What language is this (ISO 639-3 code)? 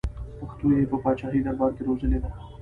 pus